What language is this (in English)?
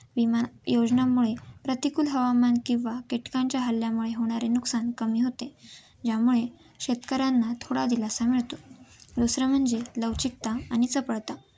Marathi